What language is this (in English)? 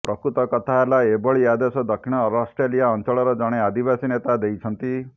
Odia